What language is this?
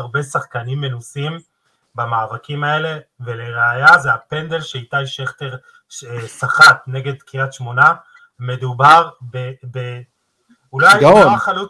Hebrew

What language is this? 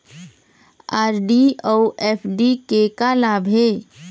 Chhattisgarhi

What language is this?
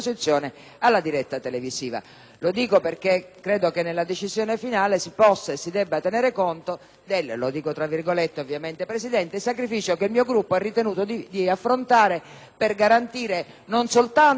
Italian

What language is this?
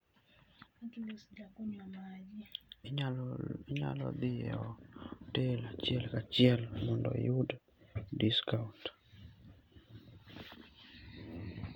Luo (Kenya and Tanzania)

